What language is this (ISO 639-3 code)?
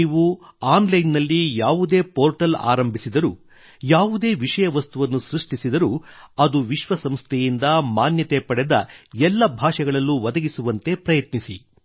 kan